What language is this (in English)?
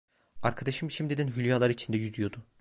Turkish